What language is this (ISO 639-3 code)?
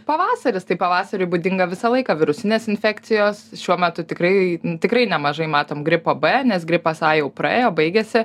lit